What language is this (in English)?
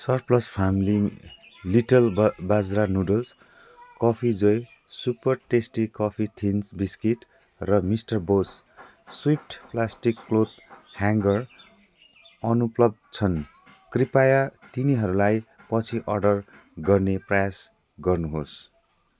Nepali